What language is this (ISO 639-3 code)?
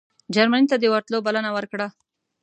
pus